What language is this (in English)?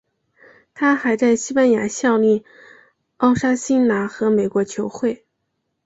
Chinese